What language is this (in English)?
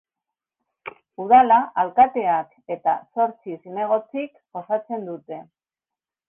Basque